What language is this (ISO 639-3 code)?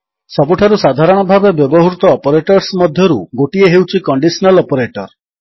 ori